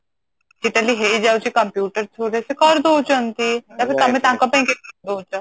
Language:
Odia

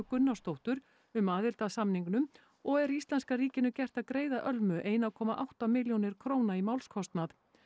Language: Icelandic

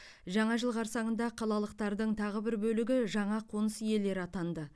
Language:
Kazakh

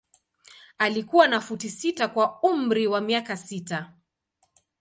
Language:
Swahili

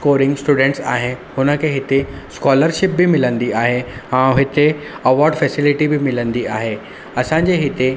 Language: Sindhi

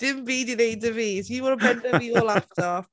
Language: Welsh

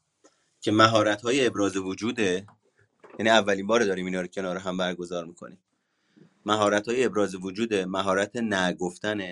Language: Persian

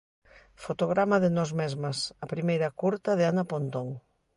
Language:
Galician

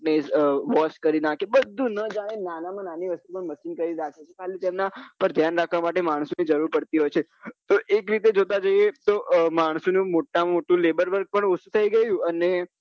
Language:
Gujarati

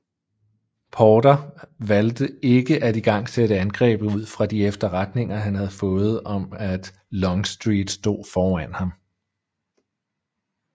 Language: Danish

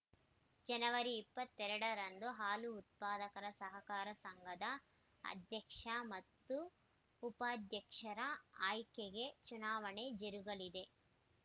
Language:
Kannada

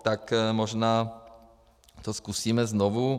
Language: Czech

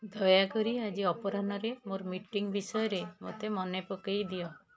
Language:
Odia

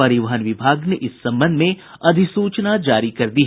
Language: Hindi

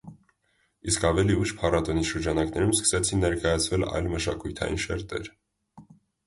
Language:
Armenian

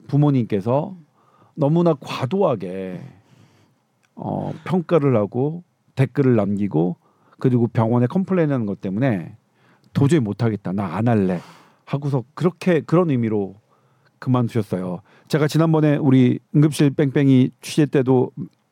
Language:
Korean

